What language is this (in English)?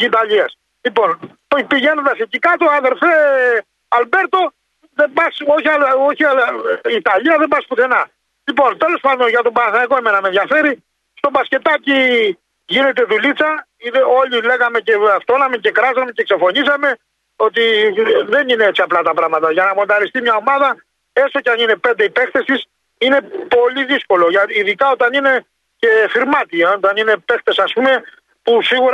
Greek